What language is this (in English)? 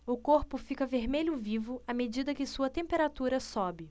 Portuguese